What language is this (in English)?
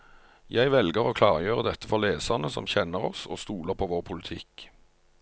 Norwegian